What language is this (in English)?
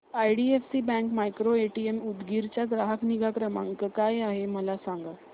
Marathi